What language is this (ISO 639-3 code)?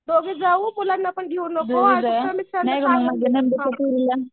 mar